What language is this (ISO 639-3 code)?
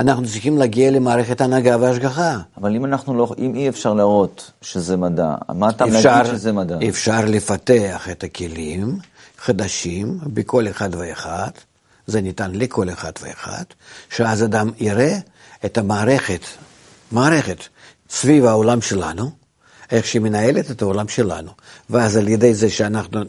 heb